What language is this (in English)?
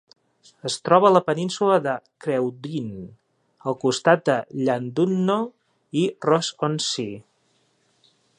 Catalan